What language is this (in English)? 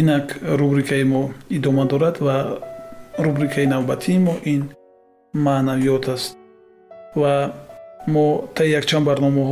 Persian